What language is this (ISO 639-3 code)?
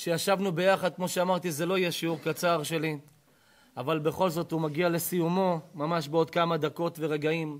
heb